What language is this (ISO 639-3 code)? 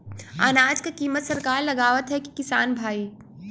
bho